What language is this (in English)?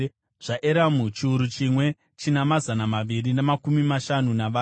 Shona